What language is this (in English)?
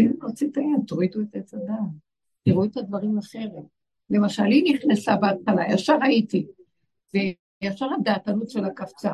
Hebrew